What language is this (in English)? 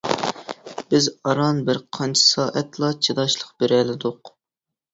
Uyghur